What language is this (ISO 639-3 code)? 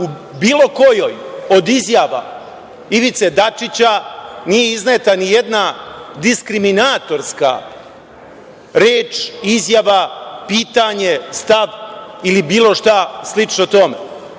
srp